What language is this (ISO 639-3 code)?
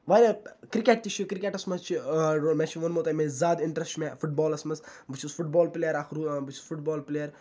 kas